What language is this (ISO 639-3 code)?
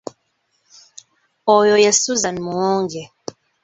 lug